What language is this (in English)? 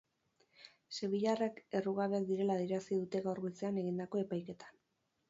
Basque